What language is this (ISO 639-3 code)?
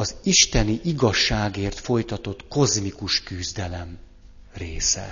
hun